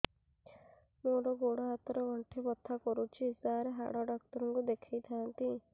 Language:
Odia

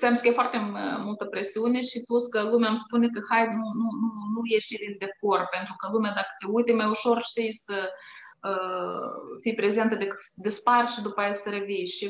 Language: Romanian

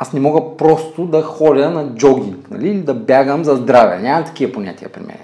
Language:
Bulgarian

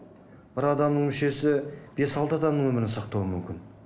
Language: Kazakh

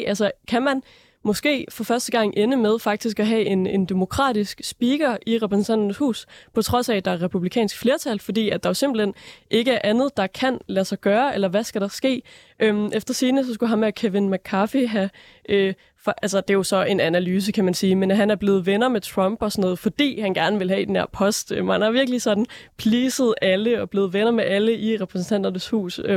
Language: Danish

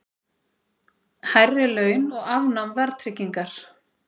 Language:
Icelandic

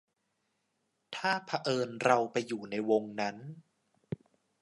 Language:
Thai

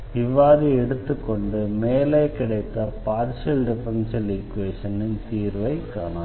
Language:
Tamil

